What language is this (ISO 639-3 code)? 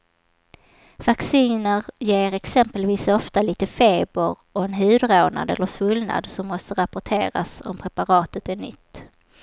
swe